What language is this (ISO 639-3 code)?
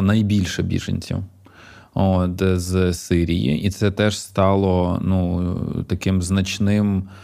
ukr